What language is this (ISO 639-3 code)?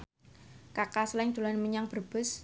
jav